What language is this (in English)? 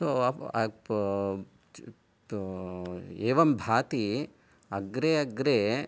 Sanskrit